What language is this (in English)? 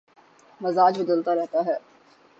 Urdu